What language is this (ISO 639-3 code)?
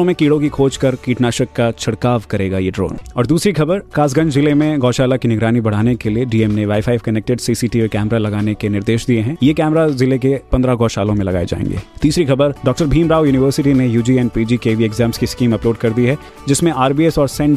hin